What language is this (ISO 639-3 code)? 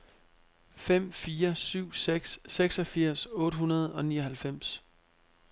dan